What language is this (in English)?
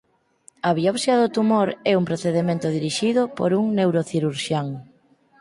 Galician